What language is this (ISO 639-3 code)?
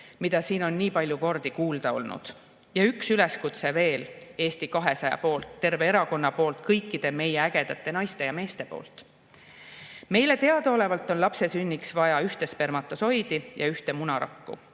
est